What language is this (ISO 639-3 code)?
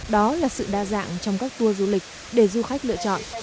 vie